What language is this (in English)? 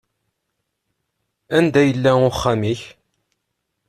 Kabyle